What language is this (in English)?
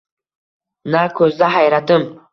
Uzbek